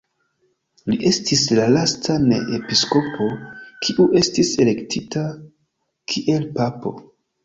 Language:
Esperanto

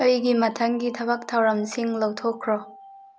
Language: Manipuri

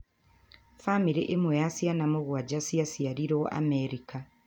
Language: Kikuyu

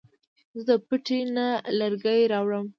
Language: Pashto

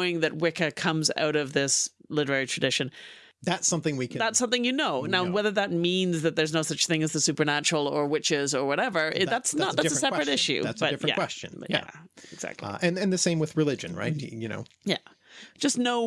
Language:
English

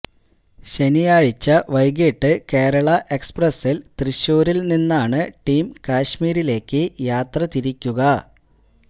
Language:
Malayalam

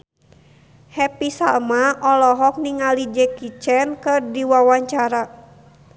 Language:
Sundanese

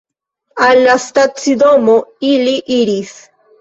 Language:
Esperanto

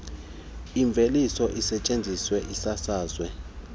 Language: Xhosa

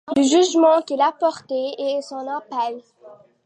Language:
French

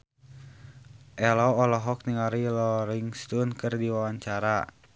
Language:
Sundanese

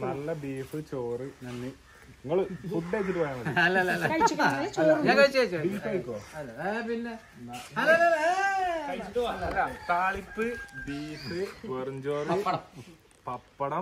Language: English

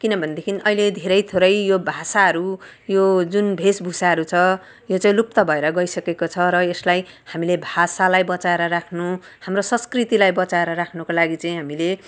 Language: Nepali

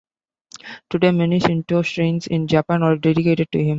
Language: English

